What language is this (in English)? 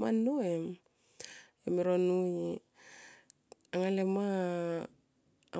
Tomoip